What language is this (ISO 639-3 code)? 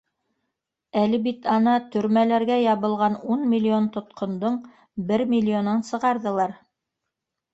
bak